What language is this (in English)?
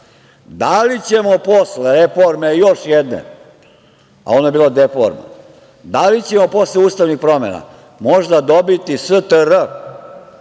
Serbian